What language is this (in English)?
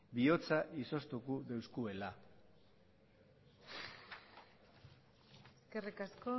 Basque